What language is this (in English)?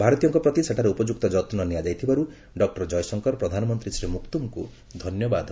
Odia